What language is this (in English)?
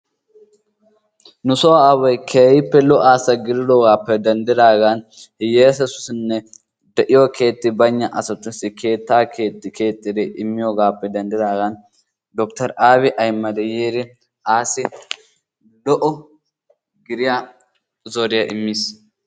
Wolaytta